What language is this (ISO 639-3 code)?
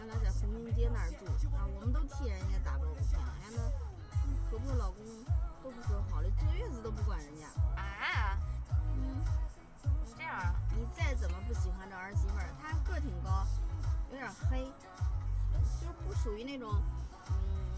zho